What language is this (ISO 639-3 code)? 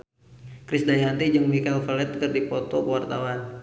sun